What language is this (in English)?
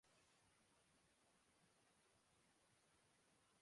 Urdu